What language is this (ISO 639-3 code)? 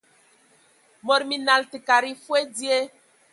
ewo